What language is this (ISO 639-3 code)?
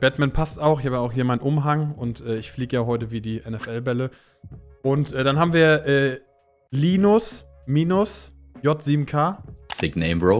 deu